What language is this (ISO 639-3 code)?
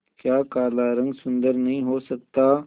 hin